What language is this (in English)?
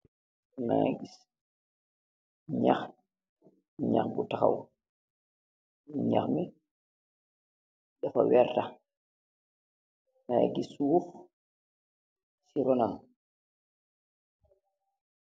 Wolof